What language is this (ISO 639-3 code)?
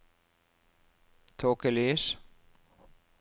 nor